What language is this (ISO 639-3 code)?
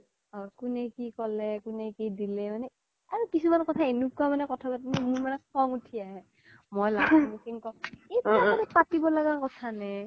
asm